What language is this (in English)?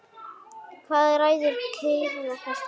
Icelandic